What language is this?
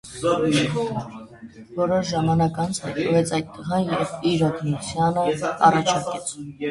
Armenian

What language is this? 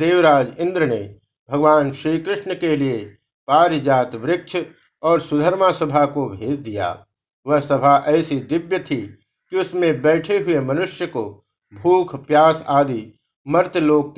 Hindi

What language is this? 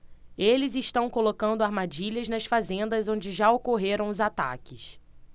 Portuguese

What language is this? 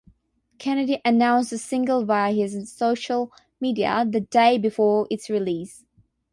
English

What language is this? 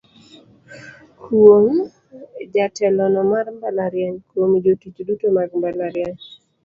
Luo (Kenya and Tanzania)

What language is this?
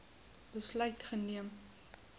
Afrikaans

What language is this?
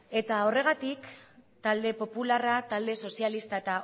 Basque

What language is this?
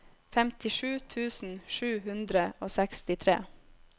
Norwegian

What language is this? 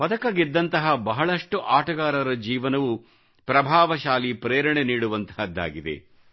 Kannada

